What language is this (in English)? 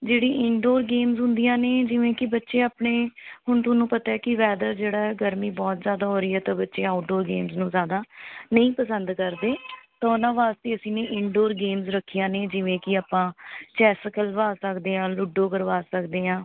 Punjabi